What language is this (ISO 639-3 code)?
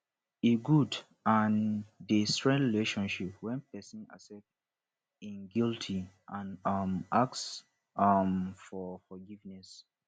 pcm